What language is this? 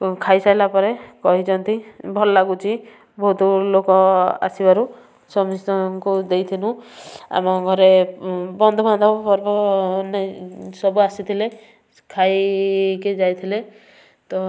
Odia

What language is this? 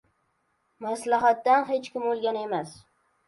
Uzbek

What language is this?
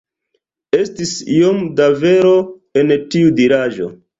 Esperanto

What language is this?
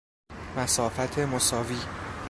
Persian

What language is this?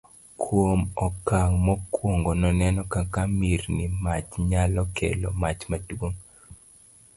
Luo (Kenya and Tanzania)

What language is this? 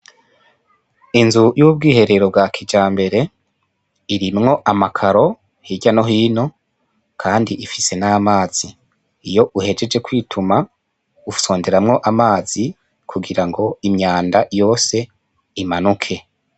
Rundi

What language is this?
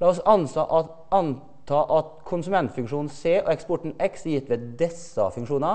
Norwegian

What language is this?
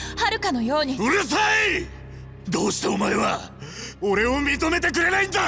Japanese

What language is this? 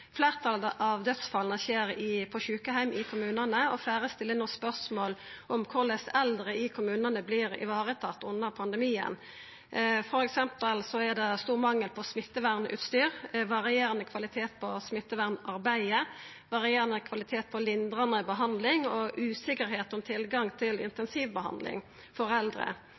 Norwegian Nynorsk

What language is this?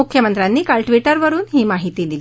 Marathi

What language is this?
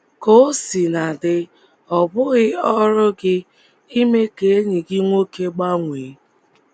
Igbo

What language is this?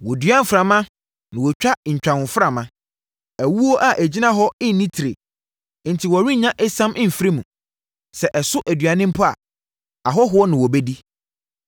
Akan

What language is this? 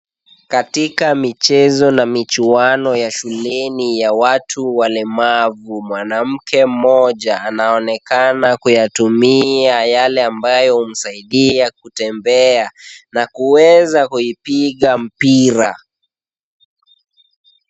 Swahili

